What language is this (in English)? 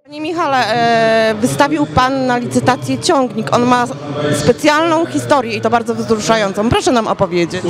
Polish